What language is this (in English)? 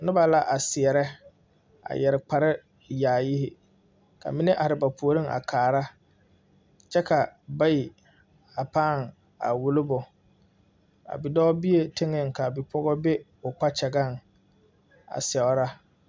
Southern Dagaare